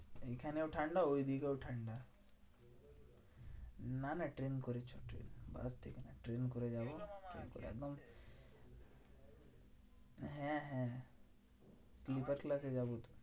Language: Bangla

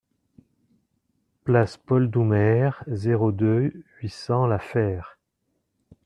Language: French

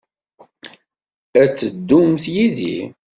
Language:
Kabyle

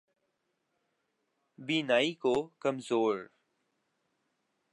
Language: Urdu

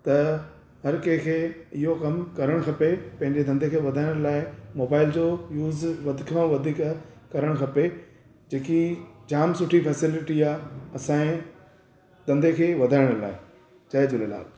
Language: Sindhi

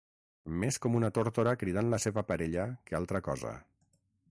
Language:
Catalan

